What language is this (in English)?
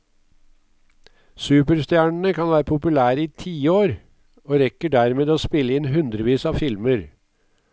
Norwegian